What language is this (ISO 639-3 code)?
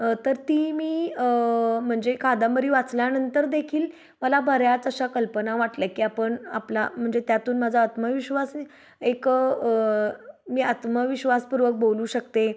mar